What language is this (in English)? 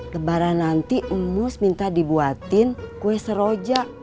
Indonesian